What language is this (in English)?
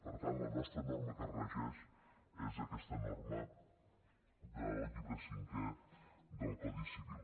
Catalan